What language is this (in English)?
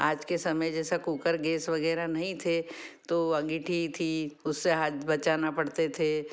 Hindi